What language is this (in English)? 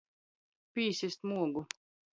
Latgalian